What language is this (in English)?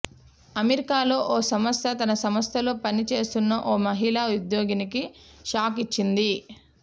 Telugu